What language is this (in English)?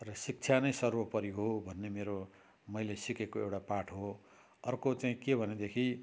Nepali